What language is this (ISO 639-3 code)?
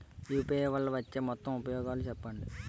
tel